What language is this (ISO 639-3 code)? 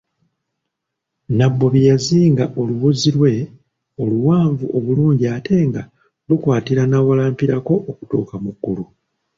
lug